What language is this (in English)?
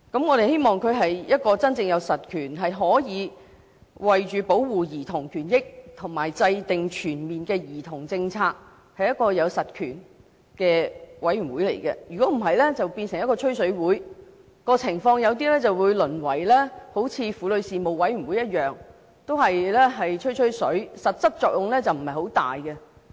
Cantonese